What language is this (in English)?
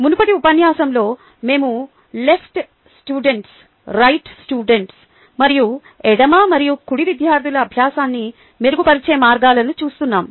Telugu